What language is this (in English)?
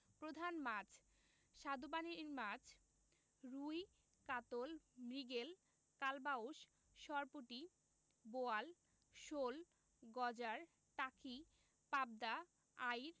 Bangla